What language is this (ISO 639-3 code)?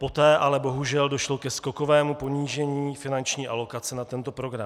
ces